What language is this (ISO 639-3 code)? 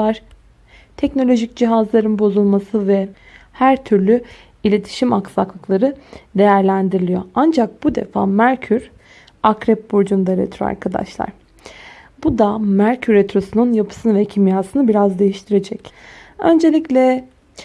tur